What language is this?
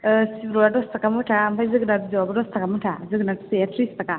Bodo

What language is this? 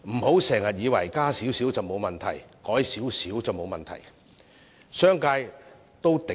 Cantonese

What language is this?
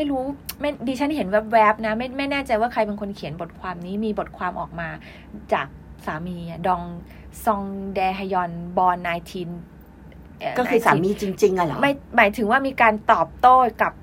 Thai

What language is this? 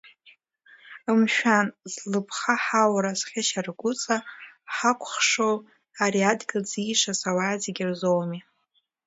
Abkhazian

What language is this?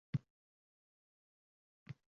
Uzbek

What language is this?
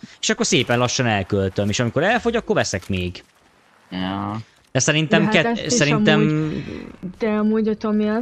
Hungarian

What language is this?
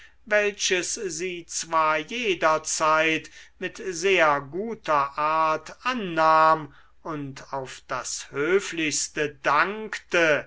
German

